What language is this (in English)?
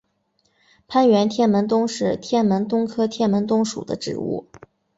Chinese